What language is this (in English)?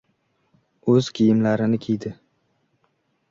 Uzbek